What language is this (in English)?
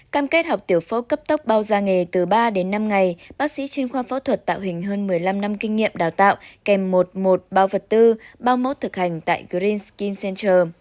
Vietnamese